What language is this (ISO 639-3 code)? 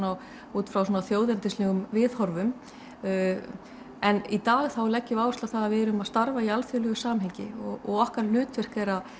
isl